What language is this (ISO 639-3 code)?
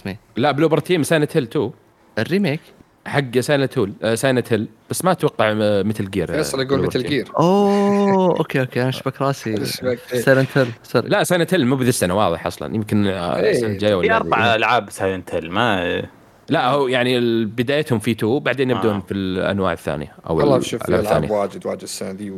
ara